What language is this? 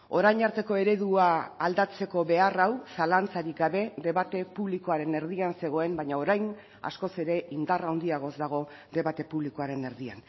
Basque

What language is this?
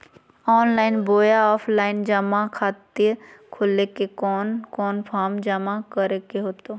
Magahi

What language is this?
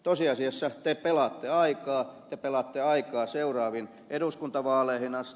Finnish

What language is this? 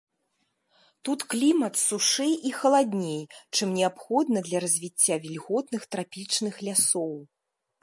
Belarusian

